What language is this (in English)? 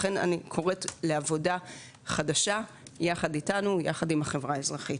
Hebrew